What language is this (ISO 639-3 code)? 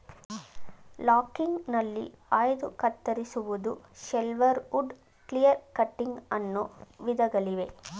kan